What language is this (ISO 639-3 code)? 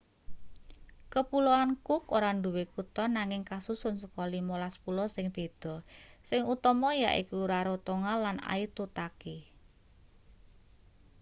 jav